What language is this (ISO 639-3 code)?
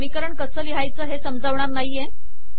mar